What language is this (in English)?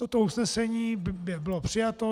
Czech